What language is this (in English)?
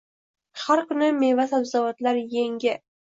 Uzbek